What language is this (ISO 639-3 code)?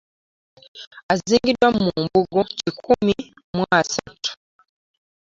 lug